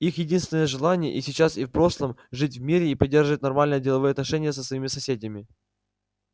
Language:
Russian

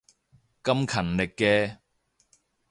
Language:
Cantonese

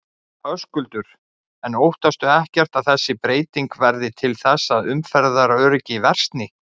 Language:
Icelandic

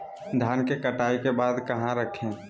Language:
Magahi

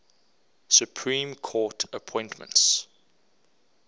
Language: English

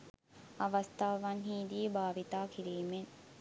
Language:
Sinhala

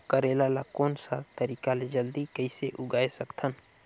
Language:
Chhattisgarhi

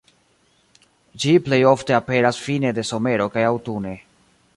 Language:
Esperanto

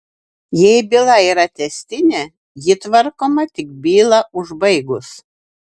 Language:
Lithuanian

